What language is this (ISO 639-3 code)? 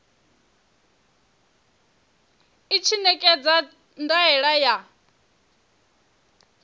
ven